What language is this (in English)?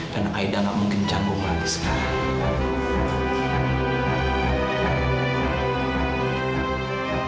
Indonesian